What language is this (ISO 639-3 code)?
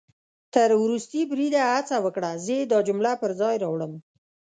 pus